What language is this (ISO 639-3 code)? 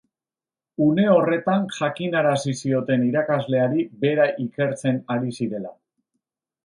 eus